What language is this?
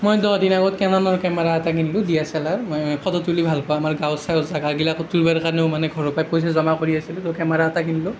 Assamese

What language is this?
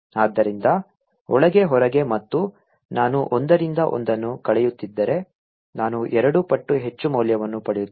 Kannada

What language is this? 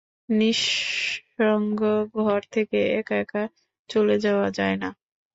Bangla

